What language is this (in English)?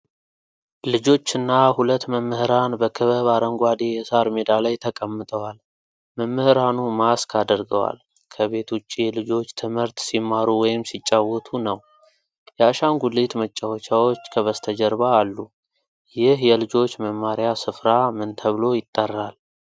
Amharic